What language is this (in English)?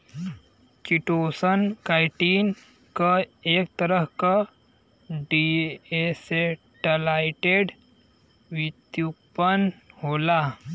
Bhojpuri